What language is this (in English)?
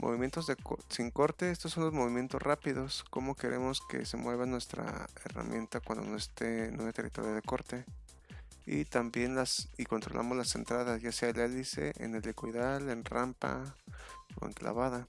Spanish